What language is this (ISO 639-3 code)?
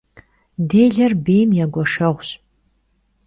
kbd